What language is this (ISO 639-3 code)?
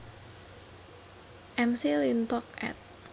jav